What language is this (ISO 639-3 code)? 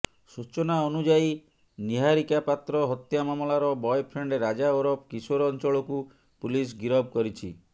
ori